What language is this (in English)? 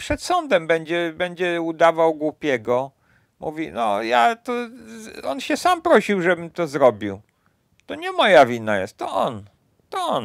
Polish